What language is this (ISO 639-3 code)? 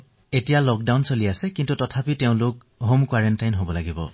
asm